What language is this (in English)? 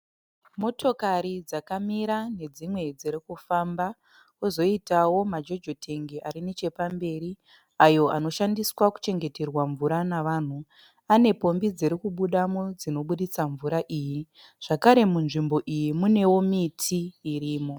Shona